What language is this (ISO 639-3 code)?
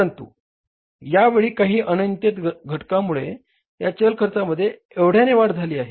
mar